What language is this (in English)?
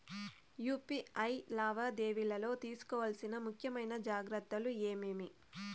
Telugu